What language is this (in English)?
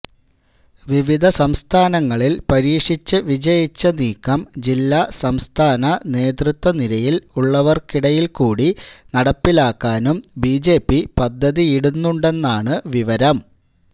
Malayalam